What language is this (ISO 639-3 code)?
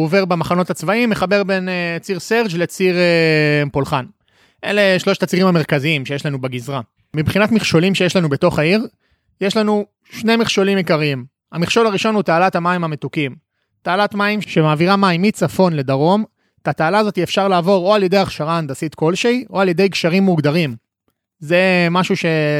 heb